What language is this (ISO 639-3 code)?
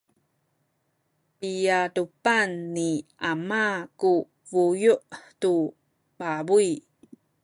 szy